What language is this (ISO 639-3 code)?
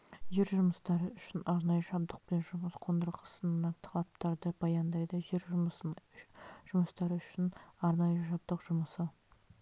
kaz